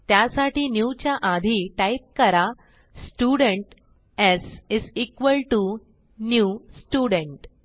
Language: Marathi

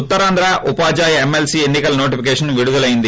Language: Telugu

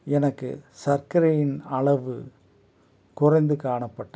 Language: Tamil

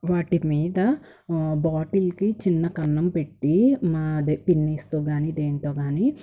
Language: Telugu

